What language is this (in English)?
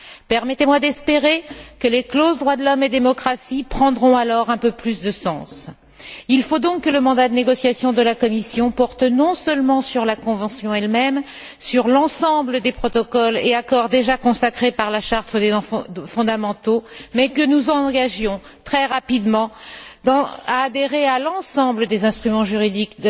French